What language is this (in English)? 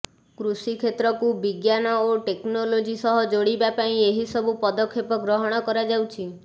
Odia